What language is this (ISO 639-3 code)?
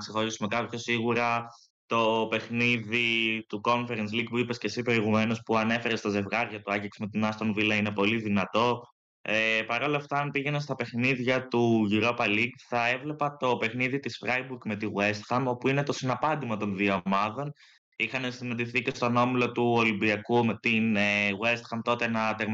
ell